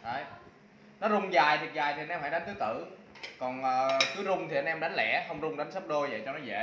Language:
Vietnamese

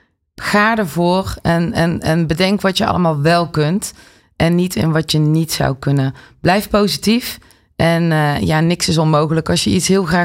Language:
Dutch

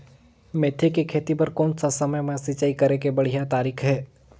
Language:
Chhattisgarhi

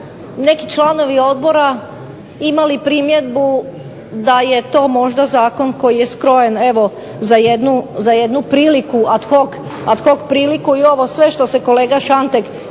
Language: Croatian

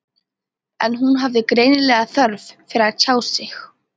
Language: Icelandic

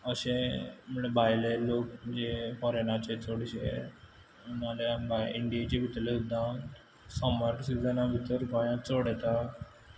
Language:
Konkani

